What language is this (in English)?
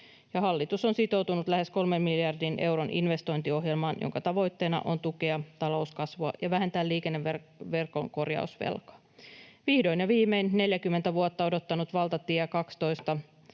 Finnish